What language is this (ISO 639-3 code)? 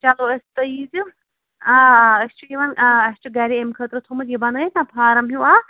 kas